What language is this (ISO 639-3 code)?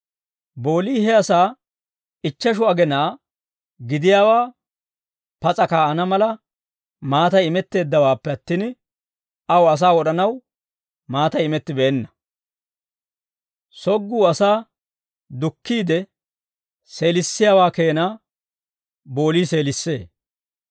dwr